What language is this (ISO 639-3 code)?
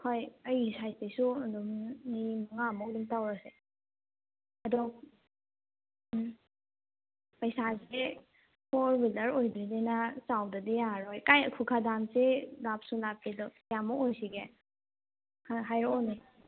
mni